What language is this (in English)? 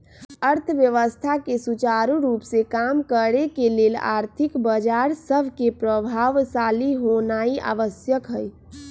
Magahi